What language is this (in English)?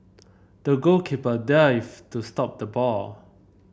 English